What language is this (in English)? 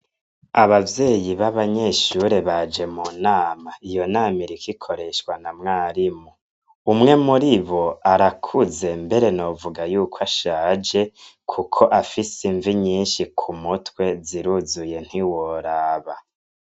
Rundi